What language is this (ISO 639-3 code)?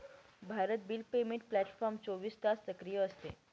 mar